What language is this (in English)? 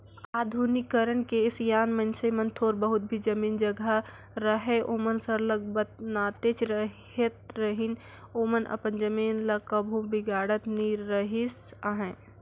Chhattisgarhi